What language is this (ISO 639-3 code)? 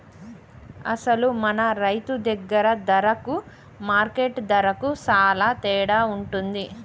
tel